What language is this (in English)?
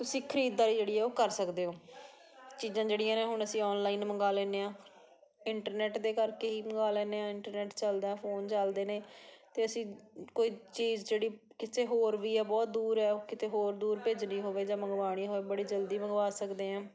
Punjabi